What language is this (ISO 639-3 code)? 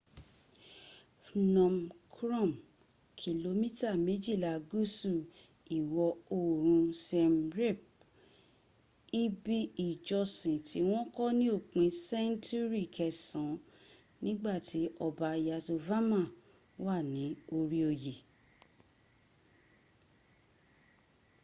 yor